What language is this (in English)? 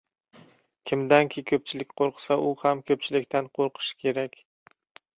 Uzbek